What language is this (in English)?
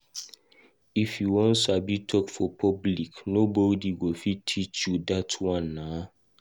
Nigerian Pidgin